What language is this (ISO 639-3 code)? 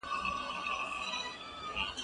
pus